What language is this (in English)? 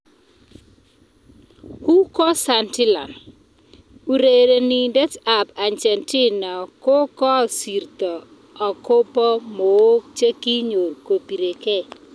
Kalenjin